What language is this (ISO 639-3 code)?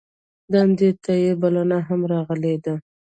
pus